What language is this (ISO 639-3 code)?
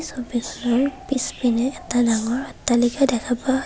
asm